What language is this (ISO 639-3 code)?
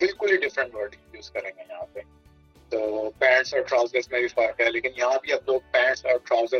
urd